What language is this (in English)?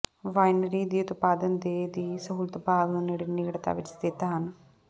Punjabi